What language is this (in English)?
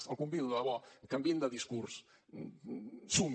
Catalan